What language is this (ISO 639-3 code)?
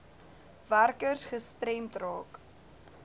afr